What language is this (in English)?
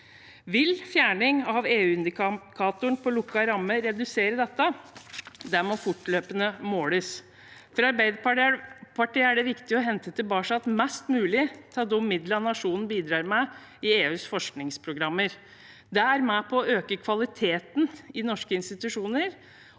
Norwegian